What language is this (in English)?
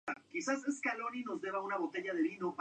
Spanish